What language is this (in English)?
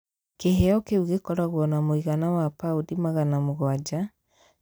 Kikuyu